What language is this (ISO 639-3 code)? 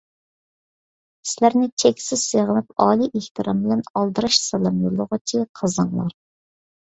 uig